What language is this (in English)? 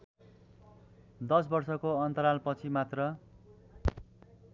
Nepali